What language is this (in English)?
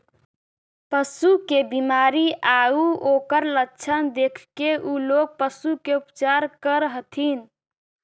Magahi